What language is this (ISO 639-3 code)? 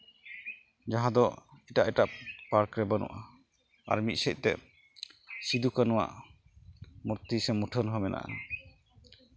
sat